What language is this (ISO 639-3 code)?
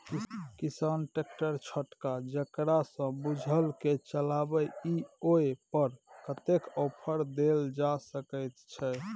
mai